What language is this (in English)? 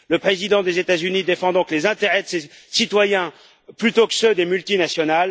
French